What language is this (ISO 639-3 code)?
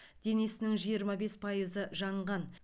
kaz